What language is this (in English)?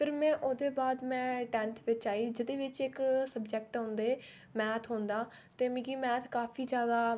Dogri